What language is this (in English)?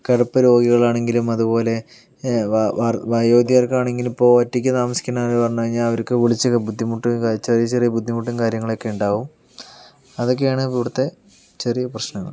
Malayalam